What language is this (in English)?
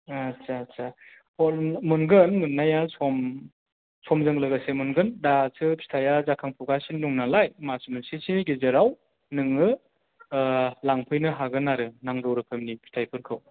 Bodo